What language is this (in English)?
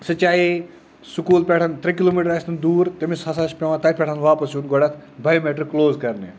Kashmiri